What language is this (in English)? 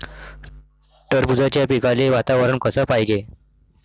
Marathi